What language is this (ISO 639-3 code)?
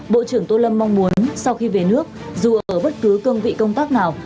vie